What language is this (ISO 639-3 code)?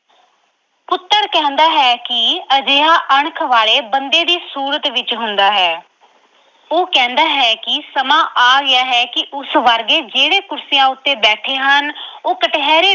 pan